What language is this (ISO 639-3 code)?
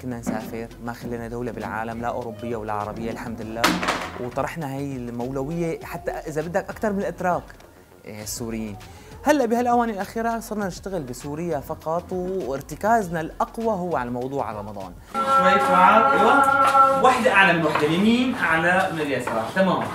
ara